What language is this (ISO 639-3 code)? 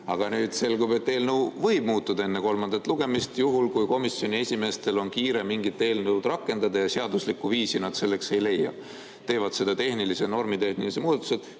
est